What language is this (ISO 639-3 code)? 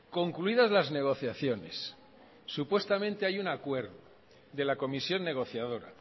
spa